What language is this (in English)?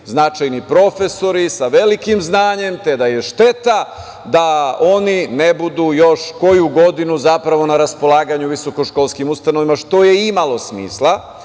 Serbian